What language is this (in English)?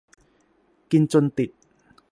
Thai